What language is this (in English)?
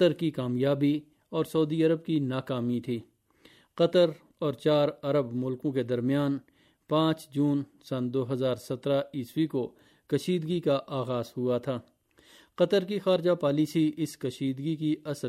Urdu